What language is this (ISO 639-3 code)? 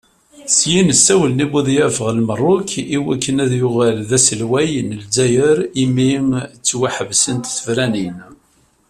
kab